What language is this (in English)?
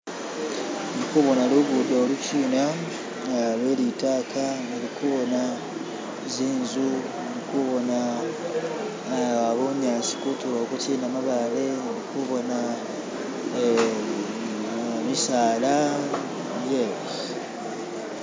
Masaaba